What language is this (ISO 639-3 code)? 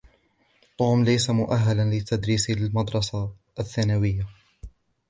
ara